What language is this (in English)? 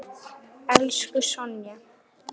Icelandic